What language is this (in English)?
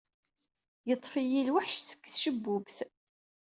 Kabyle